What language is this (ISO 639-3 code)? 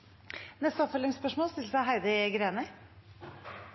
nno